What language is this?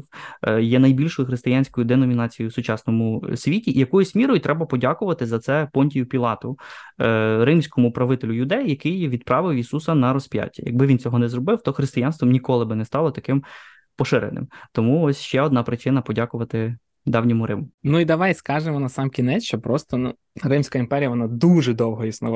Ukrainian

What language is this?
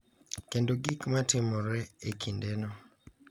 Luo (Kenya and Tanzania)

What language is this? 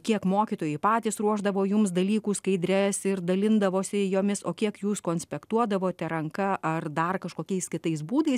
Lithuanian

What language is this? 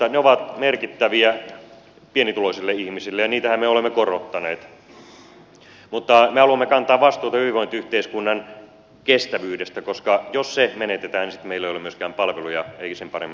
Finnish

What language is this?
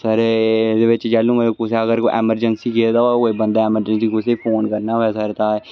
Dogri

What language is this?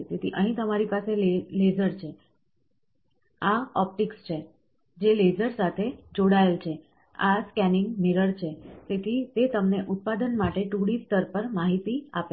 Gujarati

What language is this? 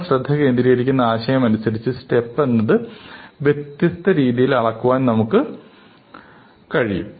Malayalam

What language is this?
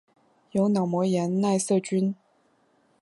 Chinese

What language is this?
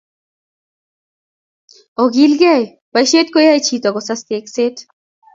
Kalenjin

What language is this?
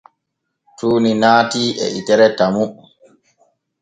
Borgu Fulfulde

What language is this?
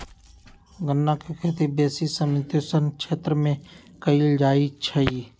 Magahi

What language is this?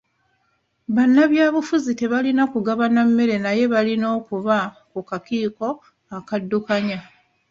Ganda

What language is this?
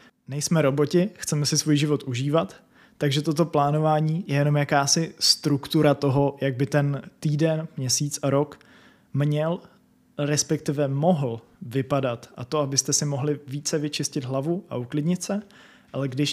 Czech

